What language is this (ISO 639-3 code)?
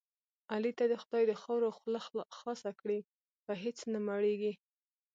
pus